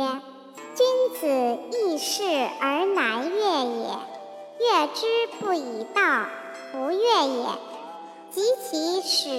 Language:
Chinese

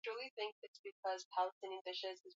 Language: Swahili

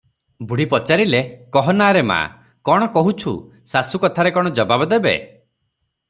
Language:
Odia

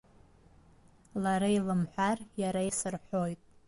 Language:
Abkhazian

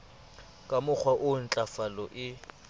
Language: Southern Sotho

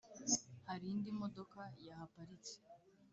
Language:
Kinyarwanda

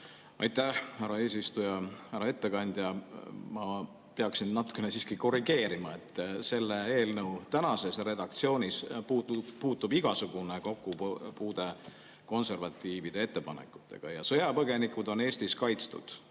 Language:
Estonian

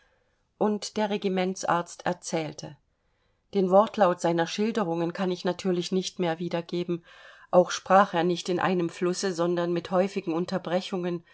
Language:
German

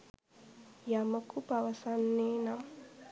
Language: Sinhala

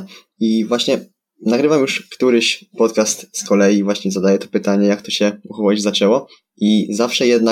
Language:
Polish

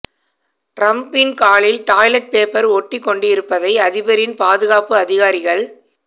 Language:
Tamil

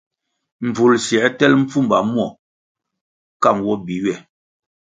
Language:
Kwasio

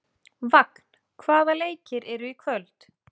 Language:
Icelandic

